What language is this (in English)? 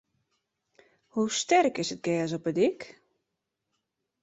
Western Frisian